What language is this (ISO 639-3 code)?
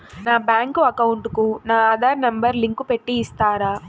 tel